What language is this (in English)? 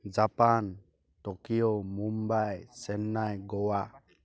Assamese